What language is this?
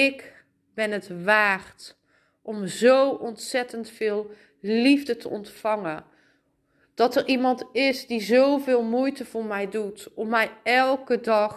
Dutch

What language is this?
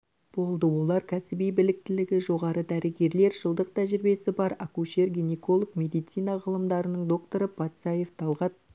Kazakh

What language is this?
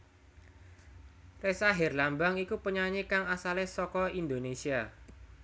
Javanese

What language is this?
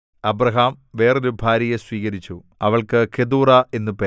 Malayalam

